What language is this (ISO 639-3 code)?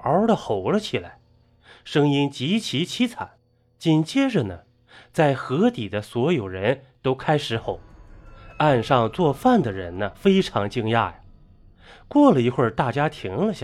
zho